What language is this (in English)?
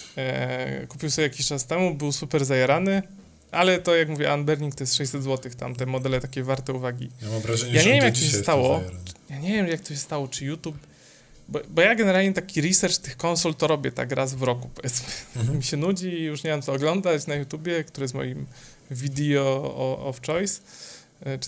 Polish